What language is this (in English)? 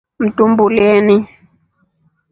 Rombo